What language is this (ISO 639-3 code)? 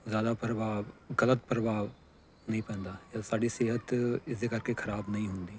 pan